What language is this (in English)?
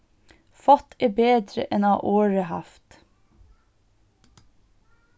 Faroese